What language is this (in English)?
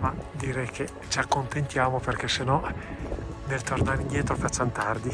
Italian